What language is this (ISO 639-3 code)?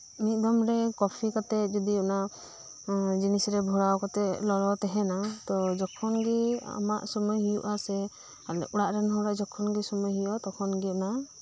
sat